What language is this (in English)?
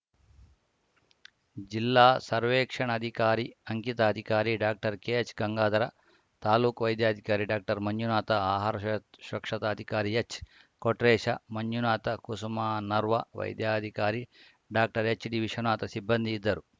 Kannada